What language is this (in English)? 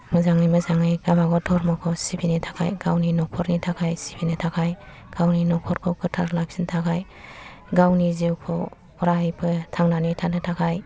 Bodo